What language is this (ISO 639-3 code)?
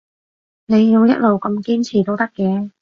yue